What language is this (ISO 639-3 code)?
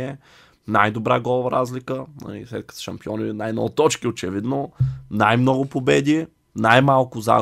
bul